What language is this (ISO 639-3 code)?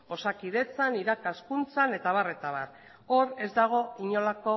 eus